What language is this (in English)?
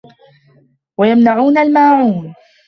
Arabic